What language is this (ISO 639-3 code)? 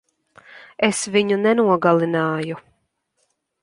lav